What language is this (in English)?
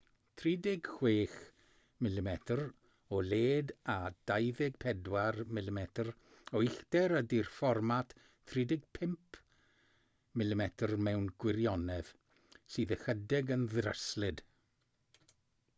Welsh